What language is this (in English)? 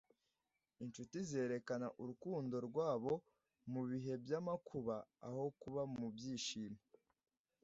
Kinyarwanda